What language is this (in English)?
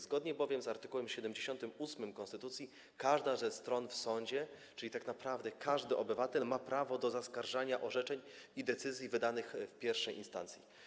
Polish